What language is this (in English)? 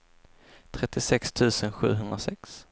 Swedish